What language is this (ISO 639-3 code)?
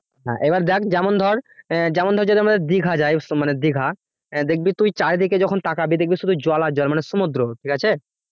ben